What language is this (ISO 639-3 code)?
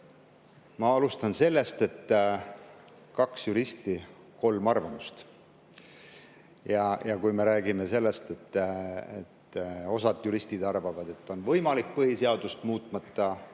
est